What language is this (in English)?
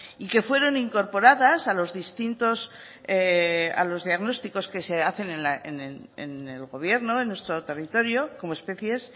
Spanish